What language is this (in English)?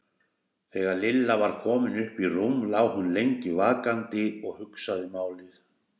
Icelandic